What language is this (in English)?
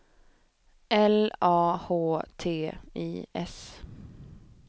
Swedish